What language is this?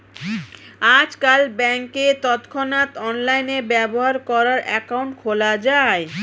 Bangla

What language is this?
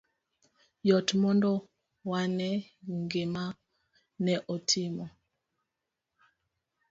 Luo (Kenya and Tanzania)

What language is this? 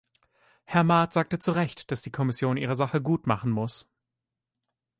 German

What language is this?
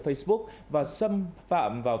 Vietnamese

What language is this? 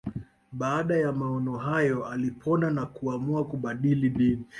Swahili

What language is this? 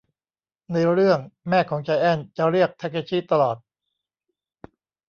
Thai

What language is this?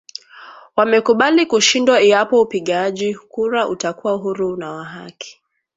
Swahili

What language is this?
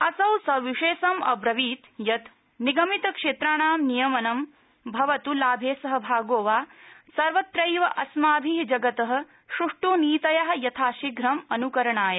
Sanskrit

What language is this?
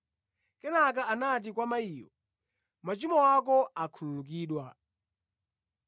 Nyanja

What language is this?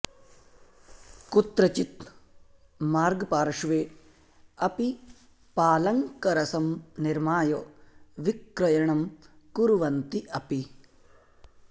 Sanskrit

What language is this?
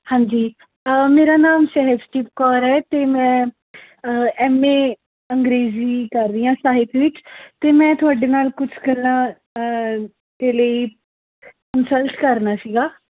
Punjabi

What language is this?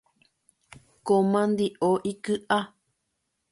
Guarani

